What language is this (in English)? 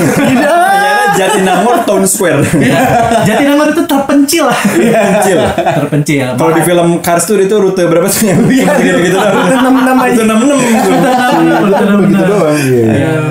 Indonesian